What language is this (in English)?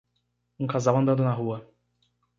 Portuguese